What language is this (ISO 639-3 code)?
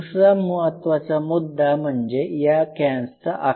mar